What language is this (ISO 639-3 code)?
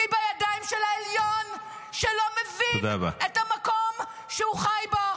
heb